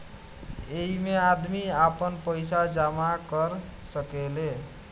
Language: Bhojpuri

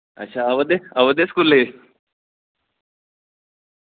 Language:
Dogri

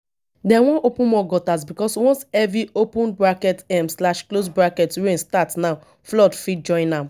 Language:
Nigerian Pidgin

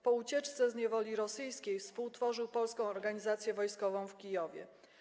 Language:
Polish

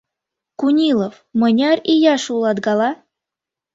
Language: Mari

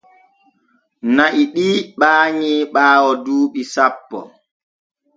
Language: Borgu Fulfulde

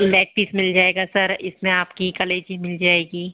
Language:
Hindi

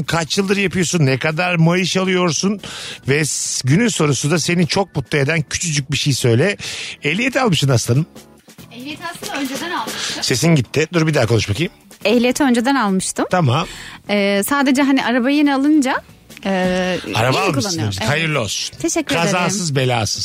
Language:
Turkish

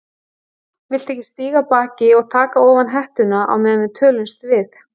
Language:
Icelandic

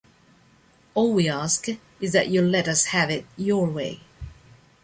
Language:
Italian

